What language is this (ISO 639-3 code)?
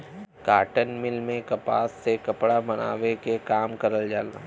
bho